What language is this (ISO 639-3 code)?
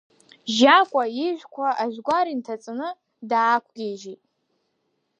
abk